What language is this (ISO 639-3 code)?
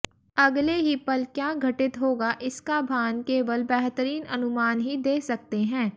hin